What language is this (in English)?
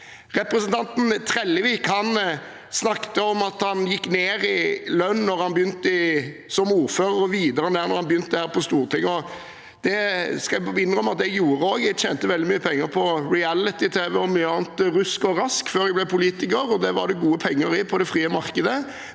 Norwegian